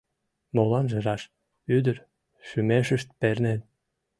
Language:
Mari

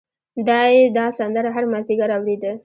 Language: Pashto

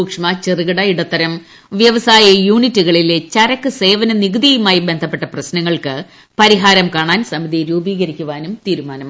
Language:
Malayalam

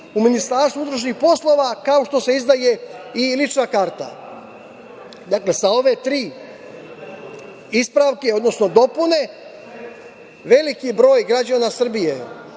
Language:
Serbian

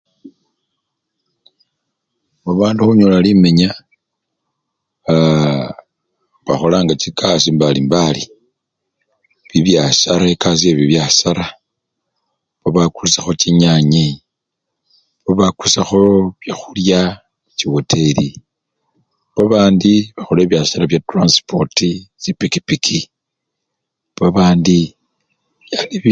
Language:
Luyia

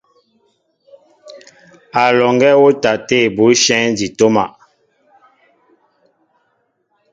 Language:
Mbo (Cameroon)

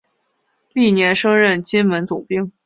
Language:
Chinese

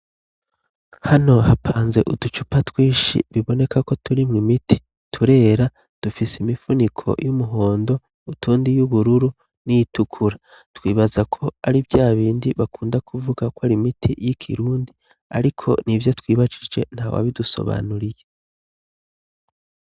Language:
Rundi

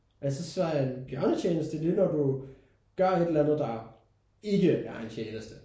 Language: Danish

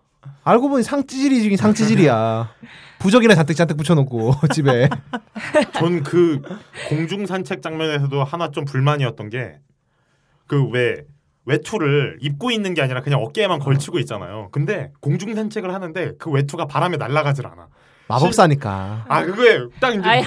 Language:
Korean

